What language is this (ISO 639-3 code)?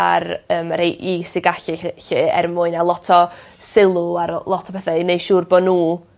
cym